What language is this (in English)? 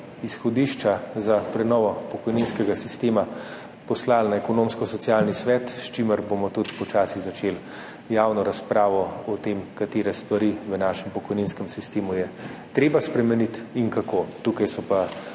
Slovenian